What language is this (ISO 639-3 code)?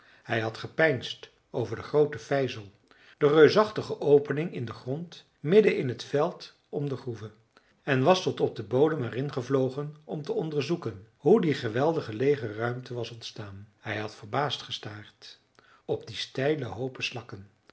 nld